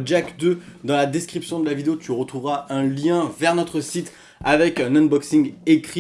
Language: French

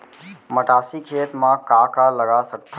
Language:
Chhattisgarhi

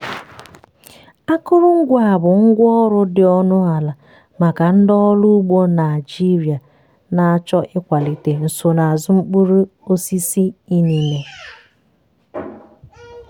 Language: Igbo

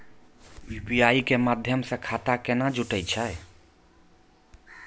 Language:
Maithili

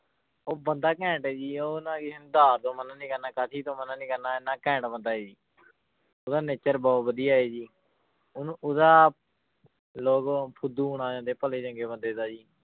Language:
Punjabi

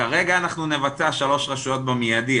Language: Hebrew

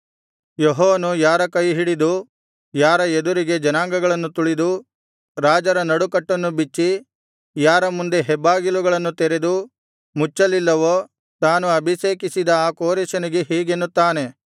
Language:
Kannada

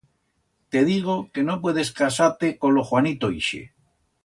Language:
Aragonese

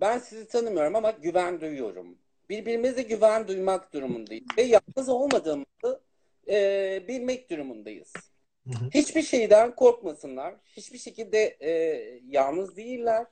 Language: Turkish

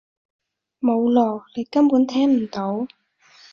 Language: Cantonese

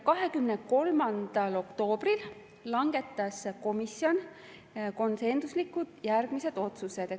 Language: Estonian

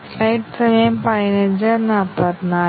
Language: Malayalam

